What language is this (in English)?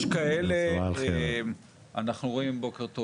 Hebrew